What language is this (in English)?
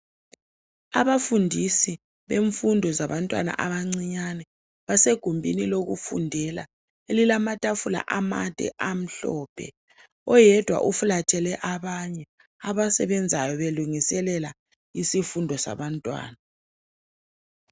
North Ndebele